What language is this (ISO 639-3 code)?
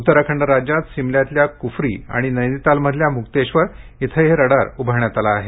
mar